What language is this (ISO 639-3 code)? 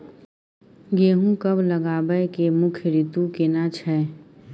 mai